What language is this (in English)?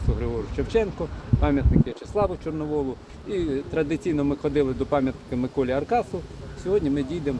Ukrainian